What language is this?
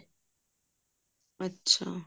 Punjabi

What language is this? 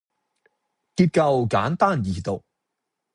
Cantonese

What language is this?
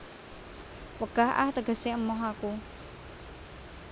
Javanese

